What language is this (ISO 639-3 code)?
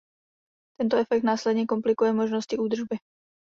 ces